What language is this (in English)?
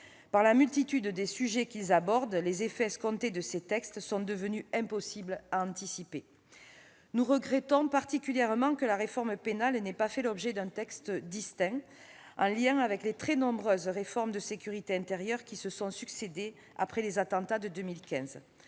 French